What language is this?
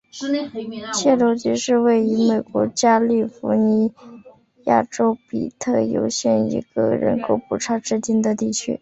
Chinese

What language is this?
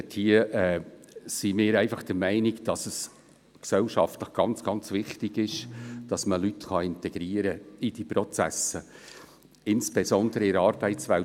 Swiss German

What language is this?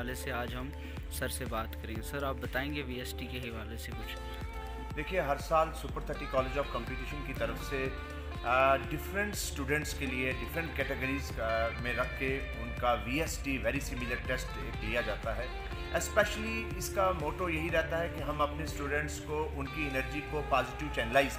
Hindi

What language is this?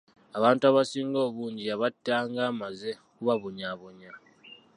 Ganda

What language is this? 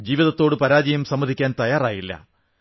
Malayalam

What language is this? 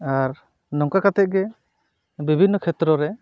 Santali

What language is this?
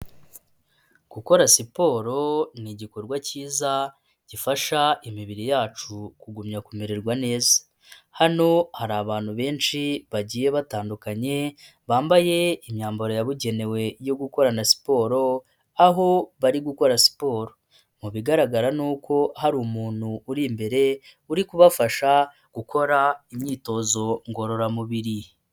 Kinyarwanda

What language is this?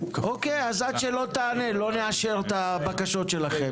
Hebrew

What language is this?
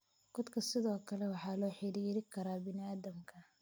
Somali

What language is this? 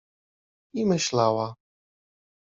Polish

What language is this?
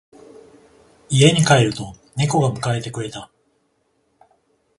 Japanese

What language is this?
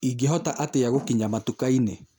Kikuyu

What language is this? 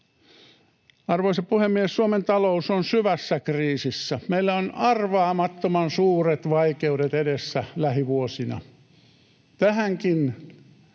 Finnish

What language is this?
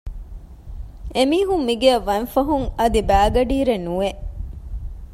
Divehi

